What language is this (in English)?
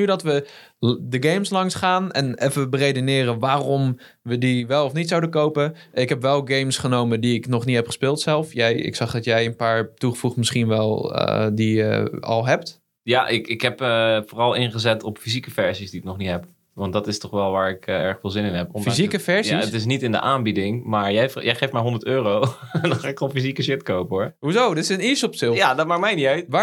Dutch